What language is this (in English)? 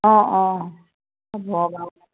Assamese